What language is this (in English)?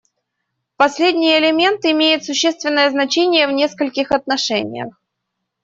Russian